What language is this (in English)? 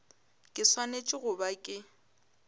Northern Sotho